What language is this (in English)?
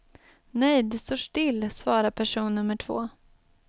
Swedish